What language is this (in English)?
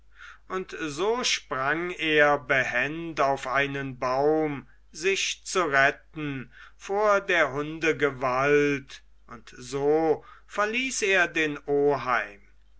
German